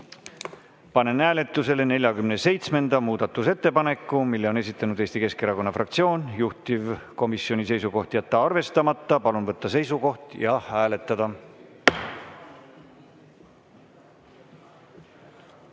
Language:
Estonian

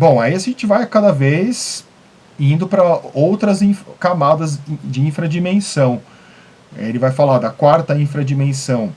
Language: Portuguese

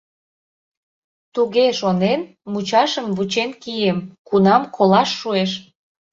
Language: Mari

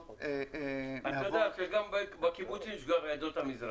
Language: Hebrew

